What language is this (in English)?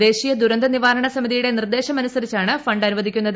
Malayalam